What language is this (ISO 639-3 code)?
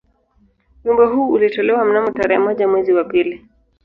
swa